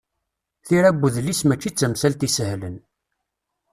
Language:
Kabyle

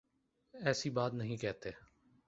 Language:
Urdu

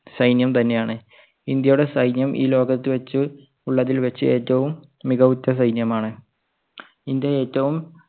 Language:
Malayalam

